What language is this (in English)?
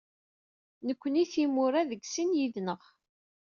Kabyle